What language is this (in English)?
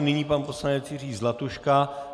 Czech